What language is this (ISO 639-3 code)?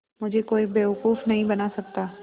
hin